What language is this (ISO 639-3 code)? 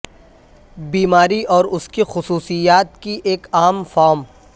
urd